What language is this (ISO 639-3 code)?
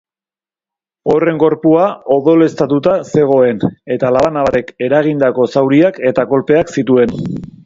eus